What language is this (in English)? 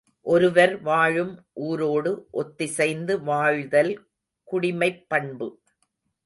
Tamil